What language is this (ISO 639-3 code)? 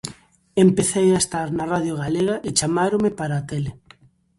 glg